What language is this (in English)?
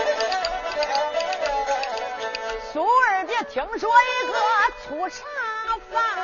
Chinese